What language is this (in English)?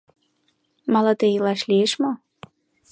Mari